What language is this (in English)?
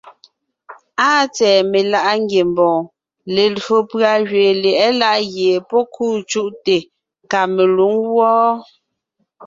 Ngiemboon